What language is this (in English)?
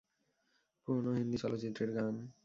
Bangla